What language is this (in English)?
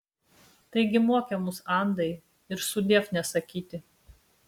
Lithuanian